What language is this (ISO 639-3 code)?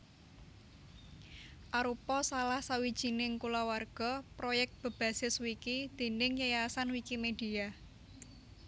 jav